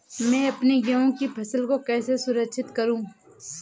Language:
Hindi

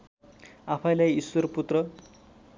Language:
Nepali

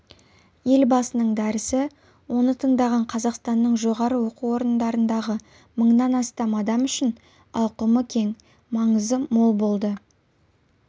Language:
Kazakh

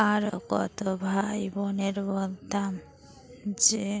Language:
Bangla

